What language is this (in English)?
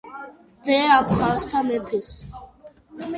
Georgian